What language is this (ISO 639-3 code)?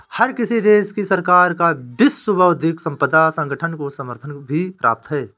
hin